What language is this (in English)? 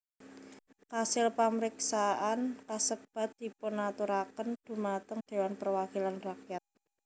Javanese